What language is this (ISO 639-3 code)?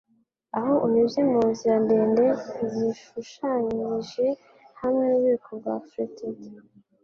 kin